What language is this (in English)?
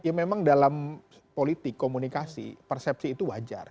Indonesian